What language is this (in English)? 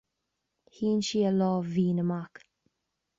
Irish